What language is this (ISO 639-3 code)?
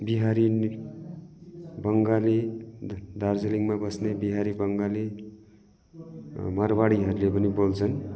nep